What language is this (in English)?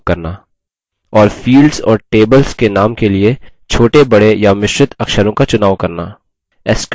Hindi